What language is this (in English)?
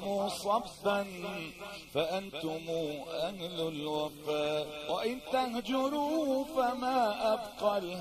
Arabic